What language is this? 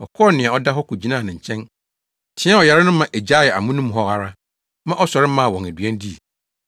Akan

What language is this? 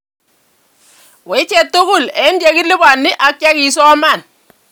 Kalenjin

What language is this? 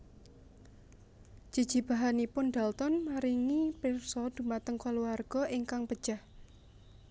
Javanese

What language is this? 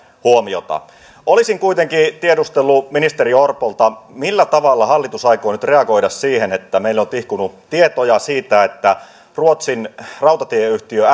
Finnish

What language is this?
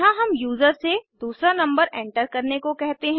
Hindi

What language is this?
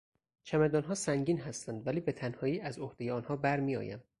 Persian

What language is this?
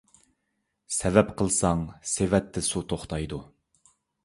Uyghur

